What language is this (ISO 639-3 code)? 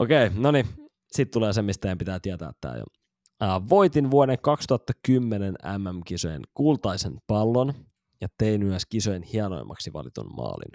fin